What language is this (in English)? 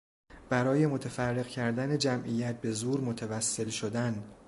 Persian